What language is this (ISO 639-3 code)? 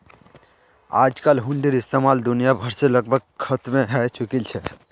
mag